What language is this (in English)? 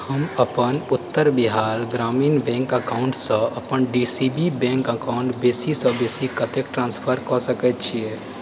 Maithili